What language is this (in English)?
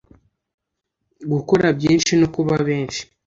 Kinyarwanda